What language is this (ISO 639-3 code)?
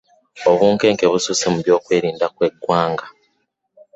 lug